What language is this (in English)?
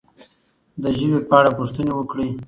Pashto